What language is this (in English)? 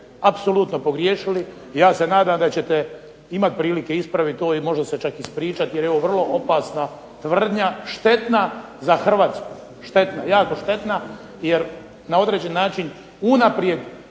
Croatian